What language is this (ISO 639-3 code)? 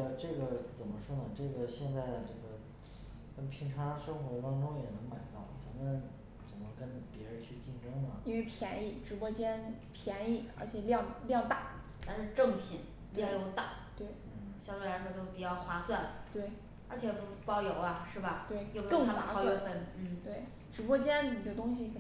zho